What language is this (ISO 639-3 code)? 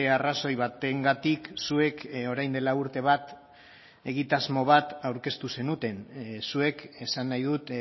eus